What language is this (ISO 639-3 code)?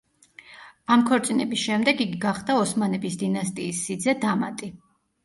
kat